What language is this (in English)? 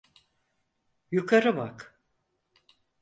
Turkish